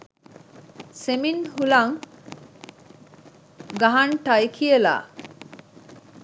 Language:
Sinhala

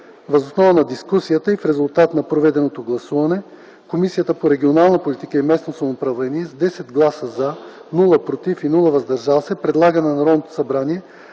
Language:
Bulgarian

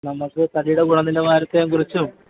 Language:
Malayalam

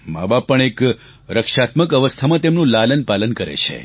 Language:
Gujarati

